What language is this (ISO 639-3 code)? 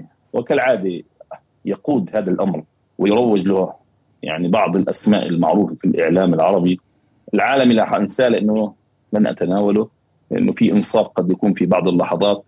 ara